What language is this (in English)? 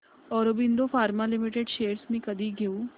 Marathi